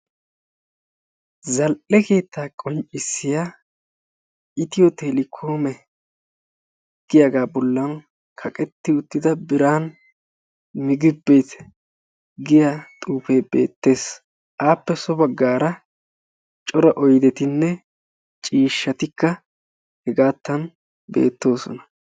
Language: Wolaytta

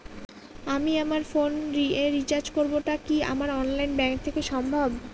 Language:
Bangla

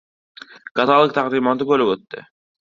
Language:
Uzbek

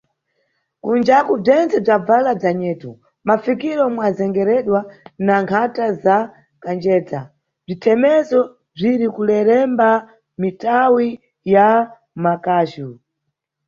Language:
Nyungwe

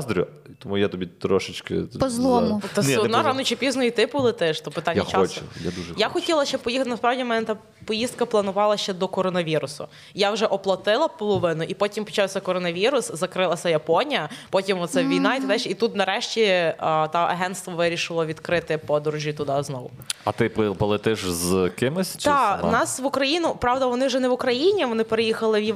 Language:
Ukrainian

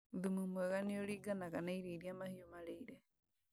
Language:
Kikuyu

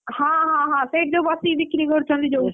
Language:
Odia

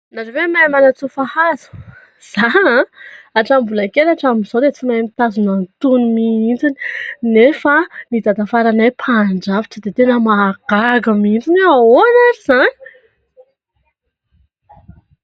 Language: Malagasy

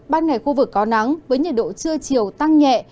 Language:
Vietnamese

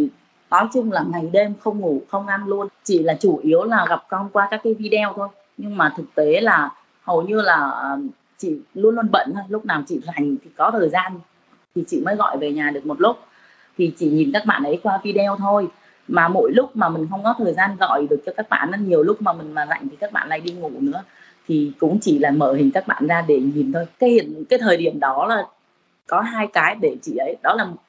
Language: Vietnamese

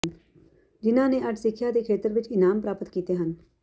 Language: Punjabi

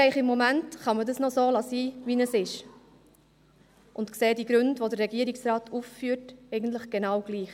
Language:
Swiss German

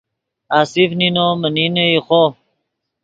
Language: Yidgha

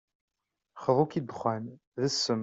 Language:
Kabyle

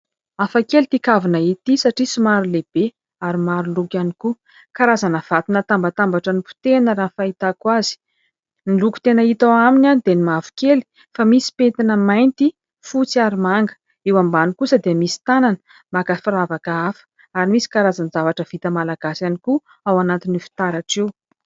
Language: Malagasy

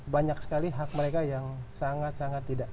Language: Indonesian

